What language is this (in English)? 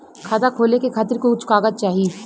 Bhojpuri